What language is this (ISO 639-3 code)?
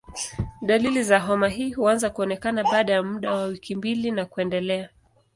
swa